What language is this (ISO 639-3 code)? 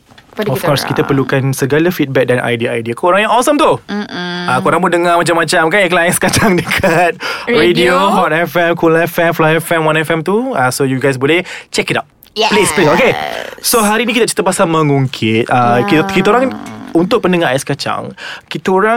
msa